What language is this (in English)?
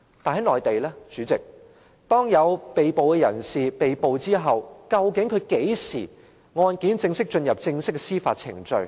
Cantonese